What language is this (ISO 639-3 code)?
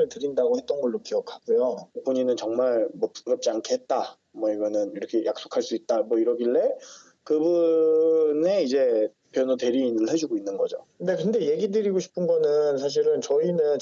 kor